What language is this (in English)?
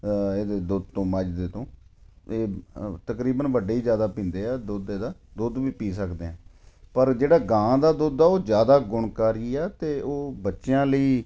Punjabi